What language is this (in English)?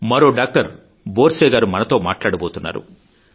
Telugu